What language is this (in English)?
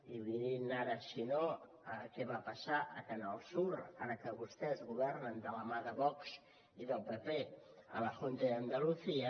Catalan